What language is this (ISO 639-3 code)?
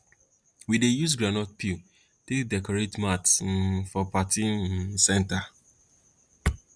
pcm